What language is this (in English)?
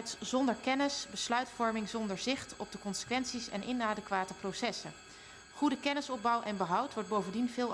Dutch